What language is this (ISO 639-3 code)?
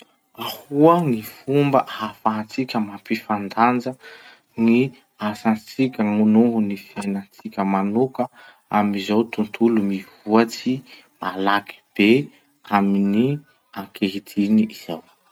msh